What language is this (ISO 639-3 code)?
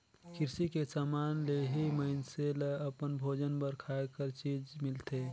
hne